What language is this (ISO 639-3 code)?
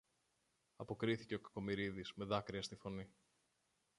ell